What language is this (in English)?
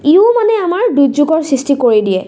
Assamese